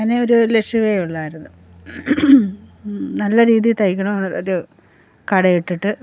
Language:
Malayalam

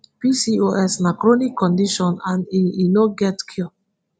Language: Nigerian Pidgin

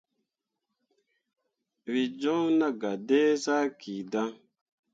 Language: Mundang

